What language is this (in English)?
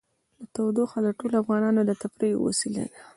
Pashto